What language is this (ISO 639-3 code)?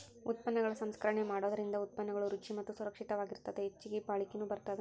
kan